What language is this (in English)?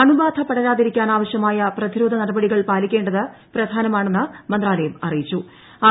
Malayalam